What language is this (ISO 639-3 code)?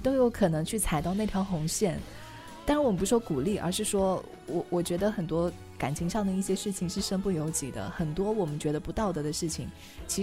zho